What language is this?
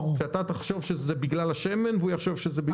Hebrew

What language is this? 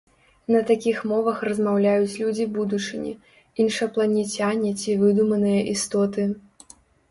Belarusian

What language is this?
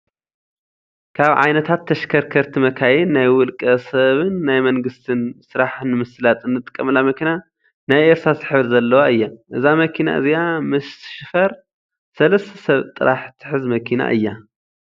Tigrinya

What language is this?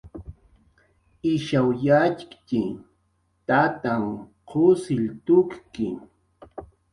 Jaqaru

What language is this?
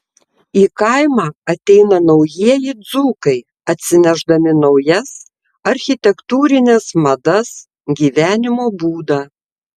Lithuanian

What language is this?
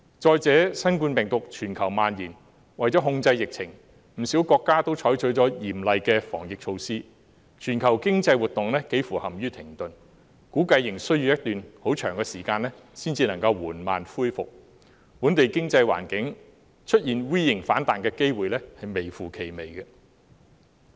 Cantonese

